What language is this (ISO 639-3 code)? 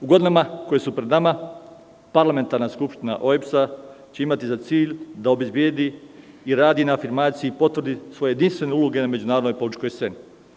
srp